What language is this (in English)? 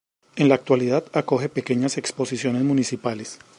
Spanish